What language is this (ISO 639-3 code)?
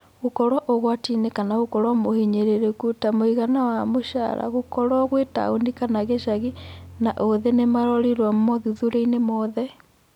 kik